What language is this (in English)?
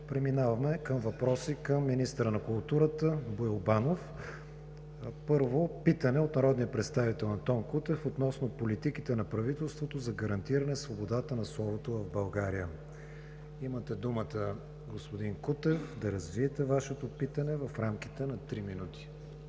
Bulgarian